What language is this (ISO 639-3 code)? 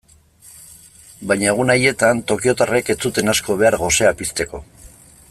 eus